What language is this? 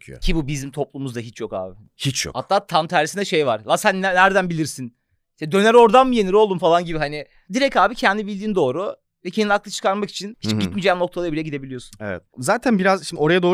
Turkish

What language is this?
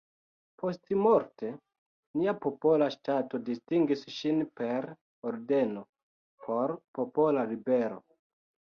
Esperanto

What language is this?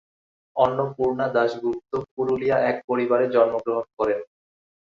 Bangla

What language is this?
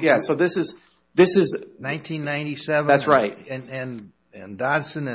English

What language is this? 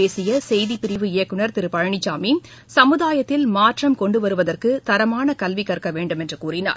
Tamil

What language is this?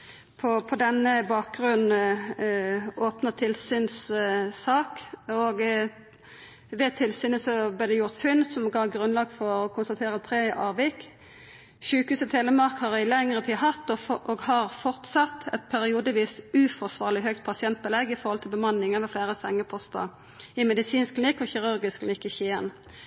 Norwegian Nynorsk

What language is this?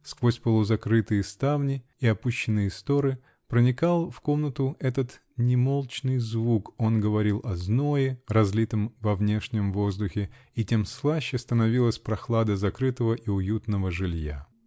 Russian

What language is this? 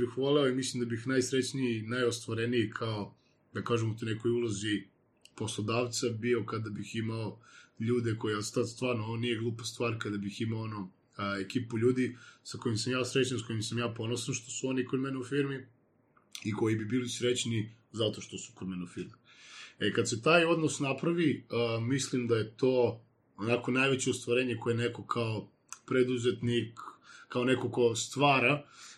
Croatian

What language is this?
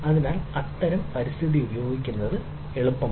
Malayalam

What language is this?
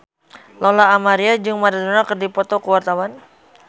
Sundanese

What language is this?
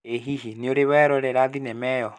Kikuyu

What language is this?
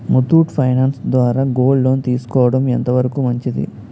Telugu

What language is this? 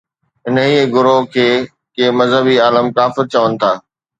Sindhi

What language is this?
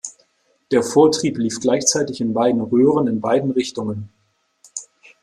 German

